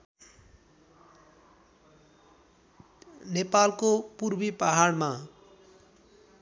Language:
Nepali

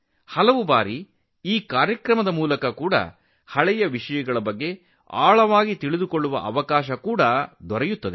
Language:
Kannada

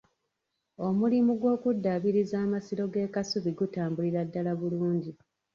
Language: Ganda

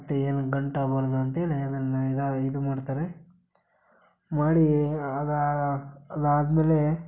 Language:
Kannada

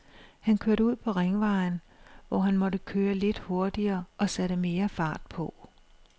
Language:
Danish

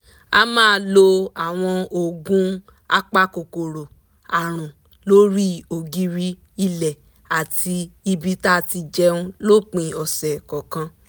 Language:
Yoruba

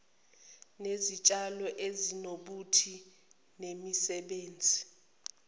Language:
Zulu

